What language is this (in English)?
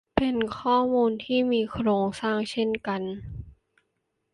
Thai